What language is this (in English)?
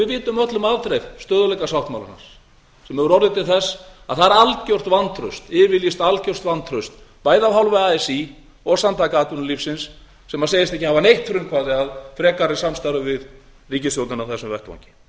Icelandic